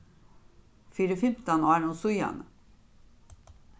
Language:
Faroese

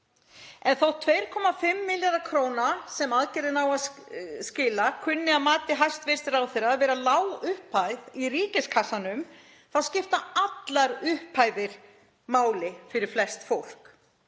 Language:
Icelandic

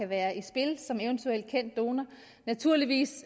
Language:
Danish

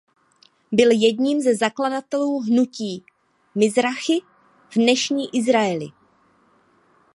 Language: Czech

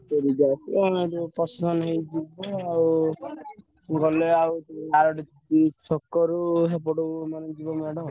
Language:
Odia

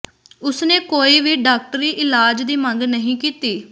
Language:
Punjabi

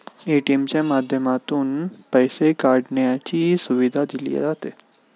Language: Marathi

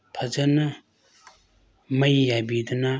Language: Manipuri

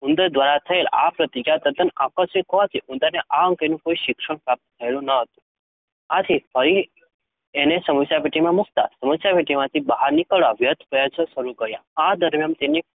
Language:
Gujarati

